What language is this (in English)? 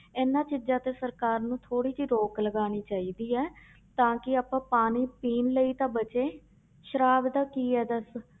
Punjabi